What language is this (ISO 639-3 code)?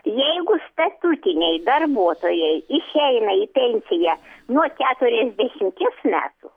lit